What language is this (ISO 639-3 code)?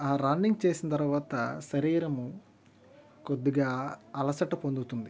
tel